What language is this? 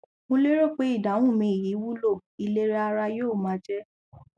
Yoruba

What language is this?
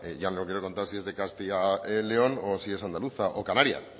Spanish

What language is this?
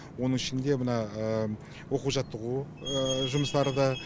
Kazakh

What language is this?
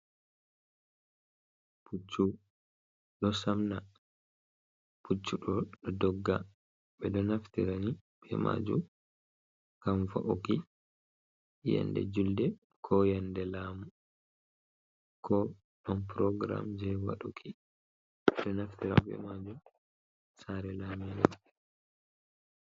Fula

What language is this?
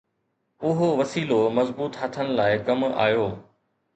Sindhi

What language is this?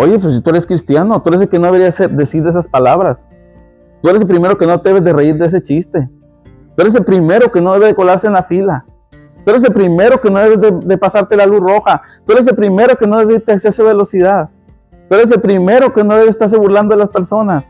Spanish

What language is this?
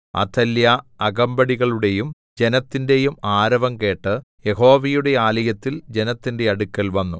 Malayalam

